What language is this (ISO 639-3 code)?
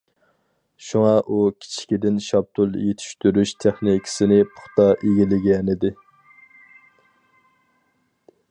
uig